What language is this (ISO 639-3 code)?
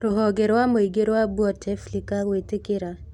kik